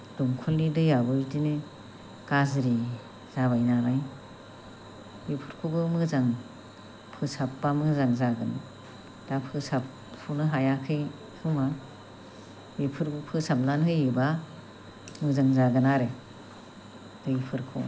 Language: Bodo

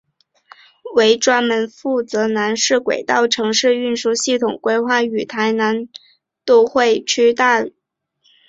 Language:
Chinese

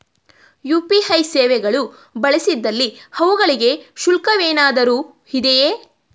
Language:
Kannada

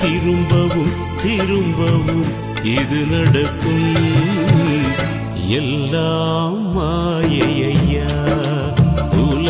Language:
Urdu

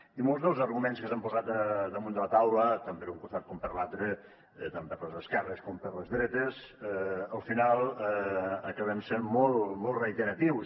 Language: Catalan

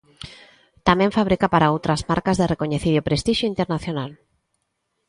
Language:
Galician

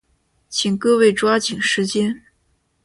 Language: Chinese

